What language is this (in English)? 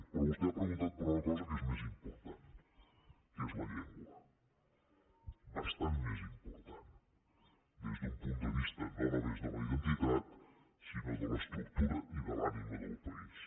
Catalan